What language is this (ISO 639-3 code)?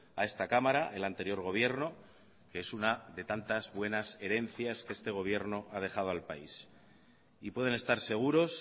spa